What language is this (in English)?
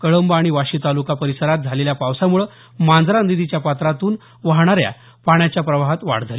Marathi